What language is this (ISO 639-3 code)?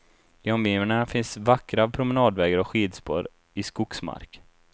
swe